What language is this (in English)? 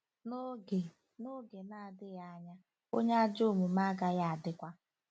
Igbo